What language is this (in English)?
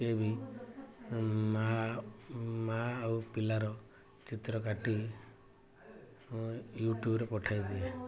Odia